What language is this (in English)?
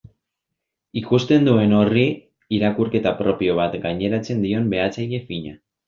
Basque